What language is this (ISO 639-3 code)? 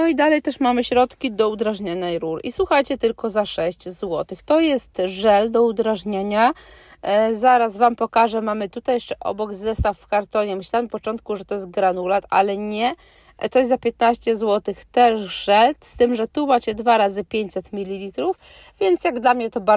pol